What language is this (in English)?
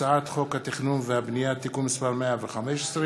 Hebrew